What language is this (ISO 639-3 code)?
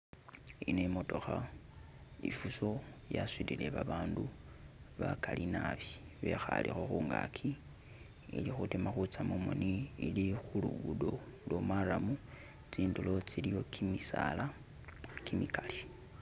myx